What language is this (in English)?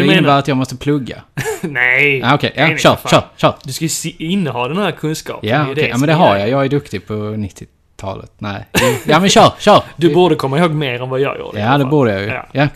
Swedish